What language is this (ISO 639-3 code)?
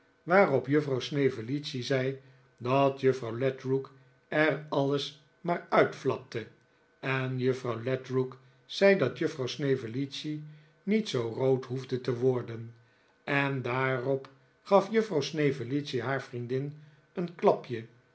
nld